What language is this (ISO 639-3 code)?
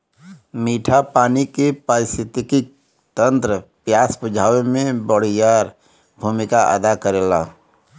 bho